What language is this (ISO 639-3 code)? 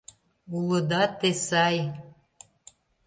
chm